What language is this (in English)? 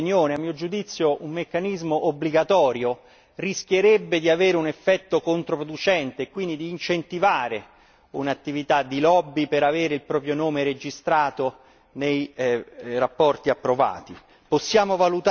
Italian